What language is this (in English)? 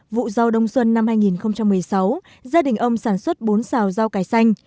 Vietnamese